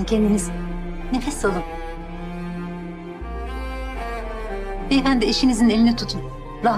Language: Turkish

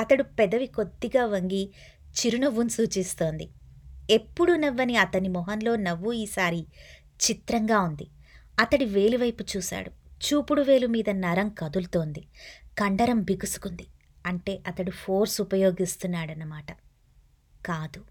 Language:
Telugu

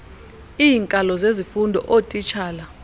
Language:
Xhosa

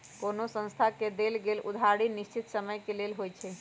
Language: Magahi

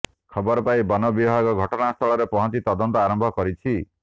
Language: Odia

